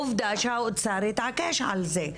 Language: Hebrew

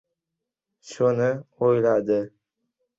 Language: Uzbek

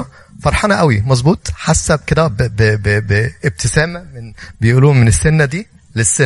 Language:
Arabic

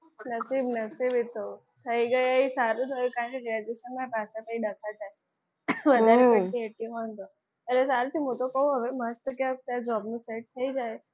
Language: Gujarati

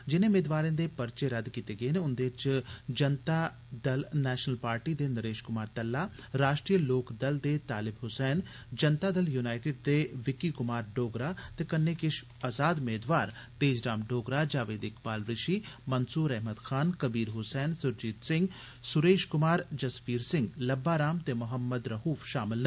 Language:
Dogri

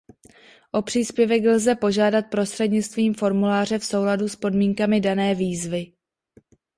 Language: Czech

